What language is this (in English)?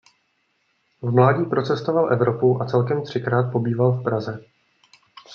Czech